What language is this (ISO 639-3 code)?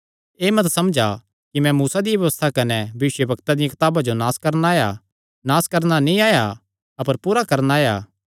xnr